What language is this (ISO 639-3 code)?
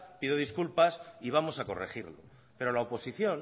spa